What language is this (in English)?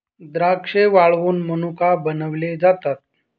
Marathi